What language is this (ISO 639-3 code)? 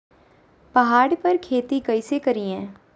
mag